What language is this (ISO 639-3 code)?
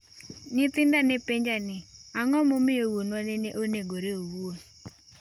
luo